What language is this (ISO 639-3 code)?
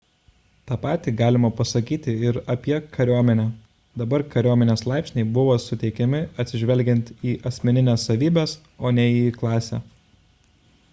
lit